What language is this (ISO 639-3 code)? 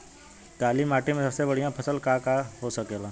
bho